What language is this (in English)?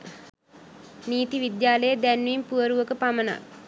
Sinhala